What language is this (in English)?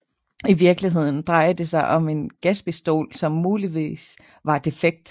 Danish